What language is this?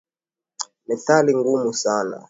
Swahili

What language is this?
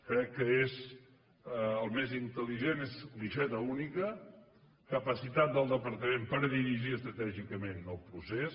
Catalan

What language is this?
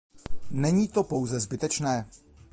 Czech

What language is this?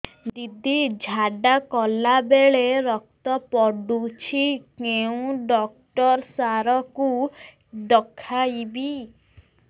Odia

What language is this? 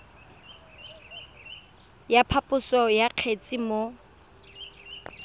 Tswana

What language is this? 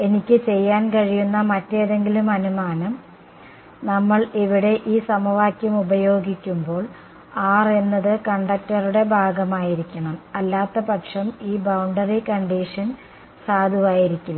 Malayalam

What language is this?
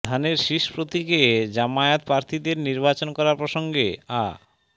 Bangla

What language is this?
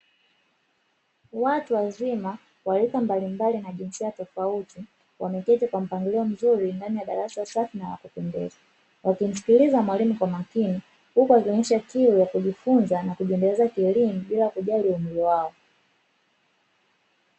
Swahili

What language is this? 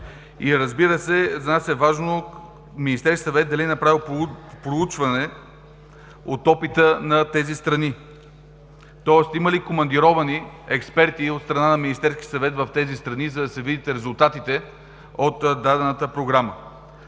Bulgarian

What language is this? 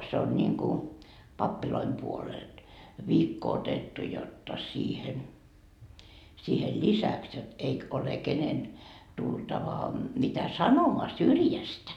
Finnish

